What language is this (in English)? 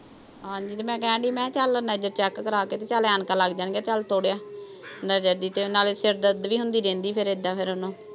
Punjabi